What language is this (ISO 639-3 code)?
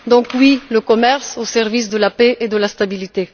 fra